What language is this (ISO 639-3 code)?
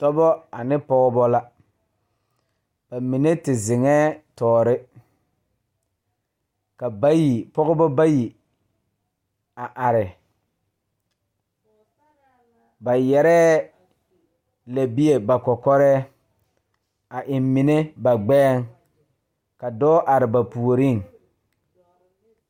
dga